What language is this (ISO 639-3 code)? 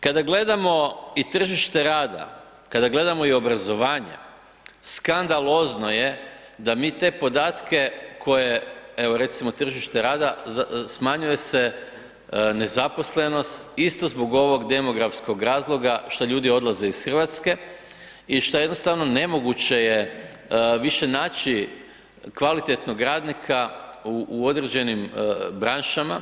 hrv